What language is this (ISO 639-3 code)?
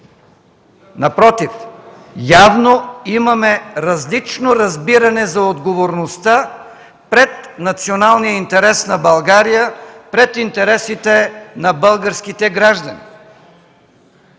bul